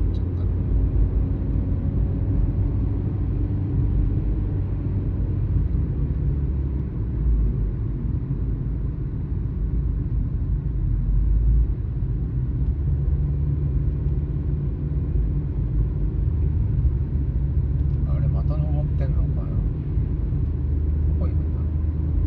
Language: Japanese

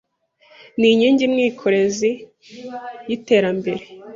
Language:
Kinyarwanda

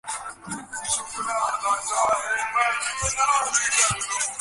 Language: Bangla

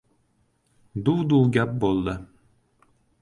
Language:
Uzbek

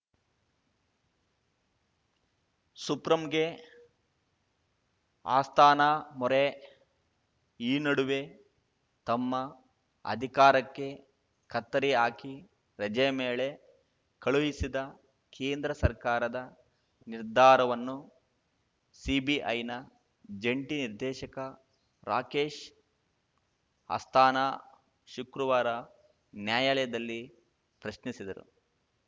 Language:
Kannada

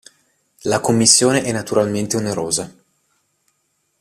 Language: Italian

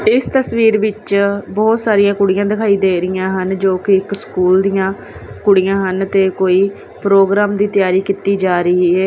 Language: Punjabi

